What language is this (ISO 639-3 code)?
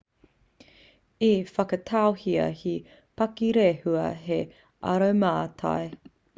mri